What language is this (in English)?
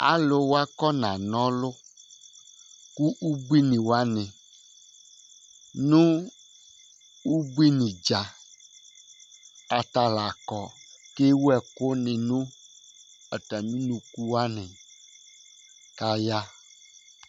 Ikposo